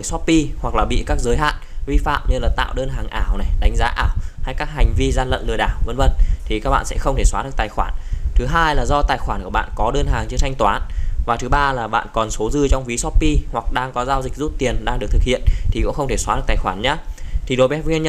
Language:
Vietnamese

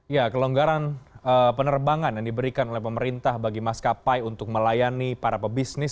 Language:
Indonesian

